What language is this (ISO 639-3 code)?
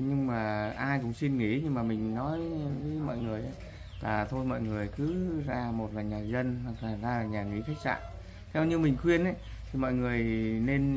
vie